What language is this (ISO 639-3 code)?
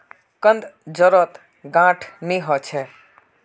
mag